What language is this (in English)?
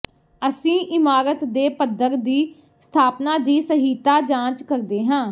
Punjabi